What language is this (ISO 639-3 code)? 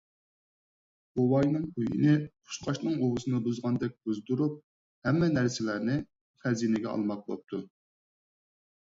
uig